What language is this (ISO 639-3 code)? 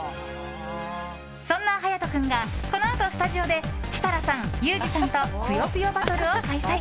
jpn